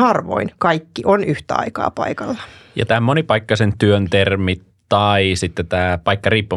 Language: Finnish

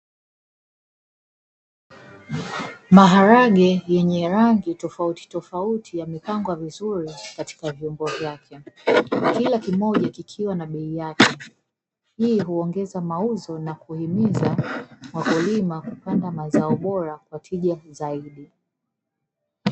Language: Swahili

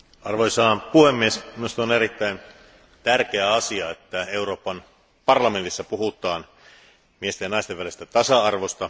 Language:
Finnish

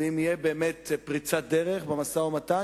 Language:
Hebrew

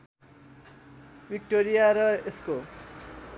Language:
Nepali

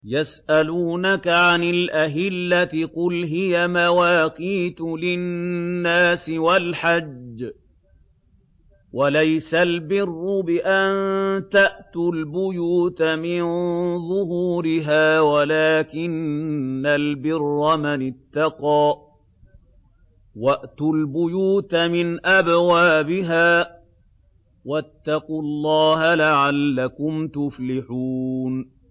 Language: Arabic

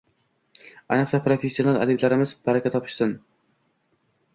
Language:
Uzbek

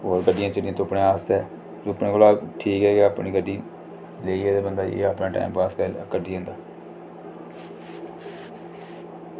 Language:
Dogri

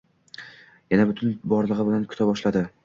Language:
Uzbek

